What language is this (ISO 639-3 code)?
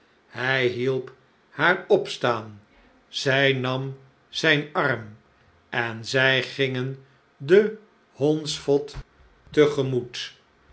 nld